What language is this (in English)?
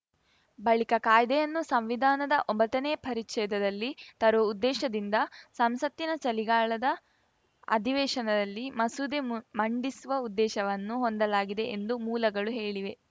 Kannada